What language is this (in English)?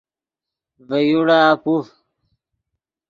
Yidgha